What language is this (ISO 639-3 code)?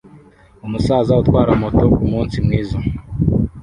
kin